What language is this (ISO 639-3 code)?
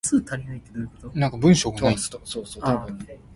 nan